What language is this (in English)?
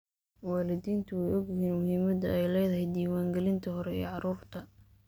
Somali